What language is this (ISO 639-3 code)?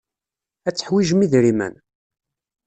kab